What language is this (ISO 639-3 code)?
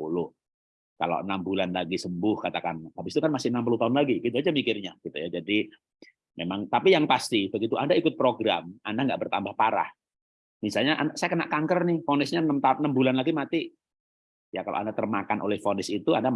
ind